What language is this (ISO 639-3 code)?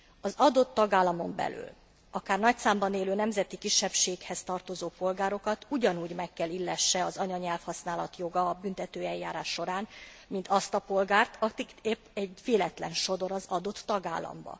hun